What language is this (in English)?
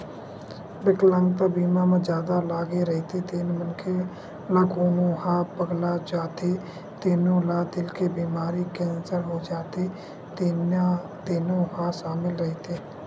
Chhattisgarhi